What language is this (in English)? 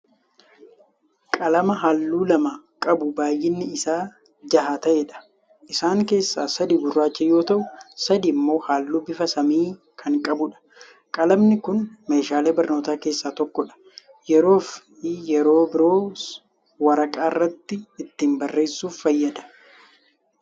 Oromo